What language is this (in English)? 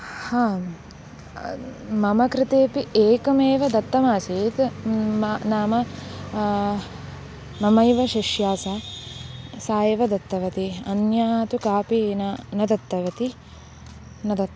Sanskrit